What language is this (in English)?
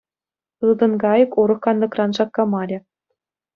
Chuvash